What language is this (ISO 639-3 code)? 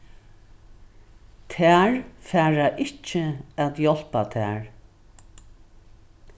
fao